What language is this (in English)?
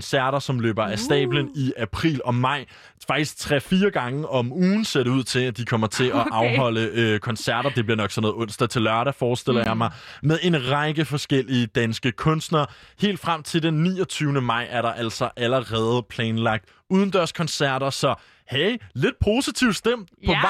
Danish